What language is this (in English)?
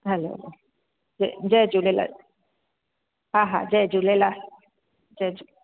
Sindhi